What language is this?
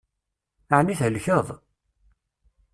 Kabyle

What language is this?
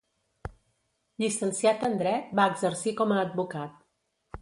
Catalan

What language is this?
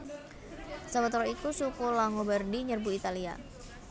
Javanese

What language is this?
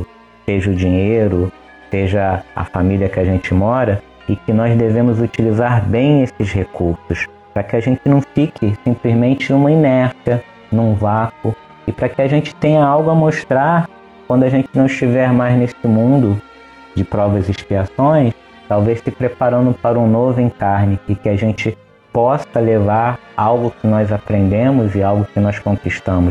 Portuguese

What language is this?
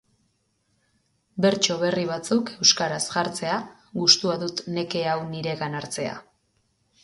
Basque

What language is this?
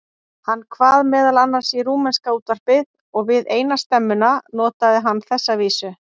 Icelandic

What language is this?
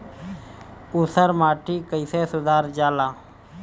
Bhojpuri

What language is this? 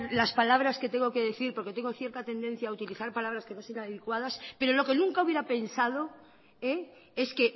Spanish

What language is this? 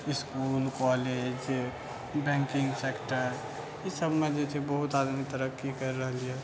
Maithili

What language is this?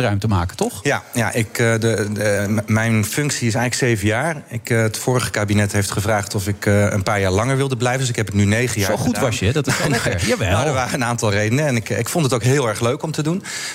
Dutch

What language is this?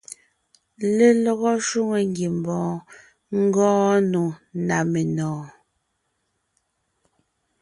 Ngiemboon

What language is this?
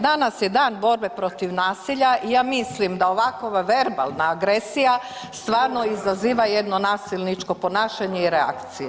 Croatian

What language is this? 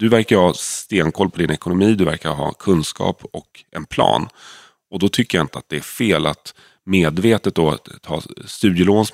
Swedish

